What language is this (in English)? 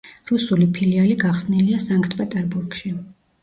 Georgian